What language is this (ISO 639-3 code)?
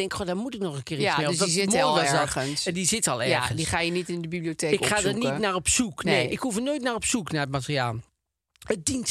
nld